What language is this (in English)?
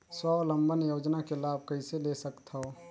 Chhattisgarhi